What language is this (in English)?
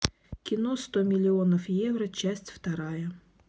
Russian